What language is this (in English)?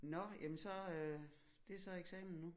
Danish